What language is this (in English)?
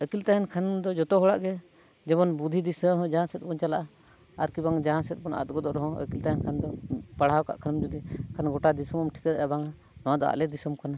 Santali